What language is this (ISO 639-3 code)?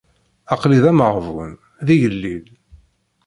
kab